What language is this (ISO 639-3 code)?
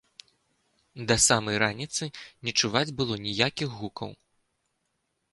bel